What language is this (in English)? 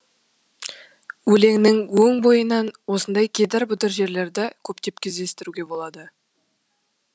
Kazakh